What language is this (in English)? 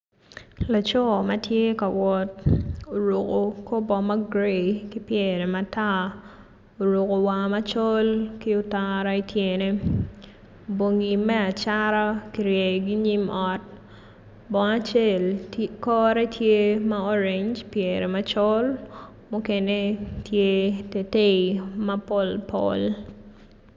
Acoli